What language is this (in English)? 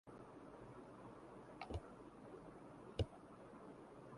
Urdu